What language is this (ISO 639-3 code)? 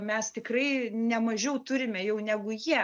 lit